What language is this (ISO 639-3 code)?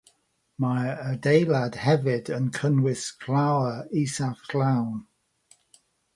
cym